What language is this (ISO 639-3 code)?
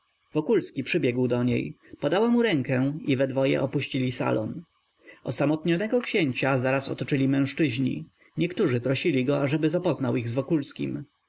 pol